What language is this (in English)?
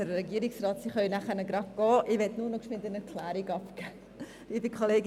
Swiss German